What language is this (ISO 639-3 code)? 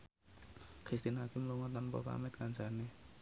jav